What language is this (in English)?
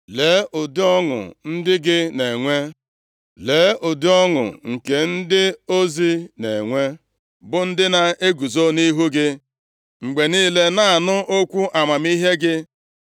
Igbo